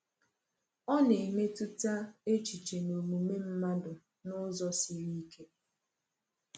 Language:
Igbo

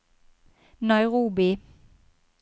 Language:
Norwegian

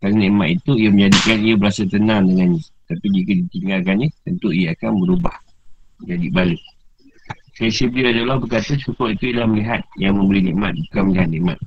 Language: Malay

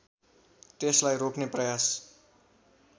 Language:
Nepali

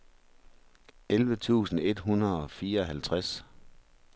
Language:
Danish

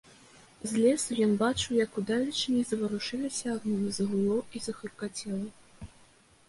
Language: Belarusian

